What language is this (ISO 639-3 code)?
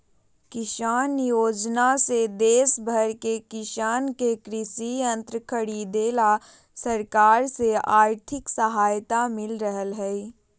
mag